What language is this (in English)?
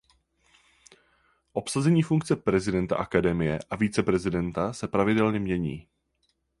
Czech